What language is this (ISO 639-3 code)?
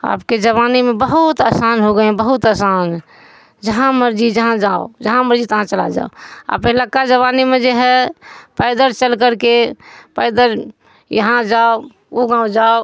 urd